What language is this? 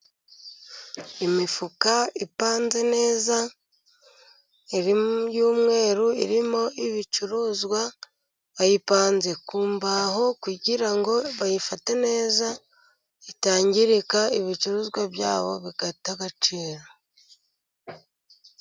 Kinyarwanda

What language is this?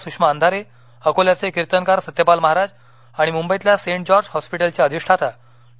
Marathi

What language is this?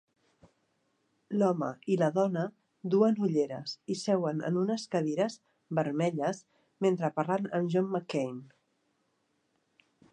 Catalan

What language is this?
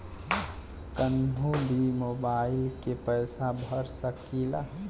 Bhojpuri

